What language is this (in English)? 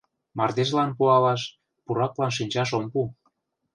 Mari